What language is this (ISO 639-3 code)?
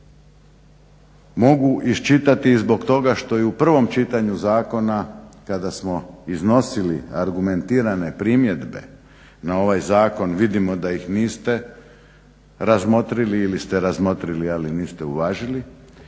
hrv